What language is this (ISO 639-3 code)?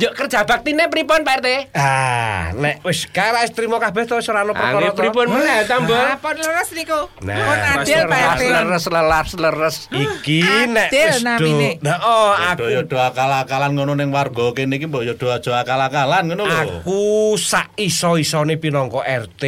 ind